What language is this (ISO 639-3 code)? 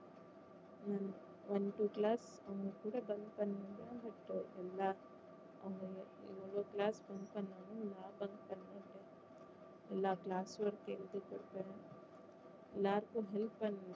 tam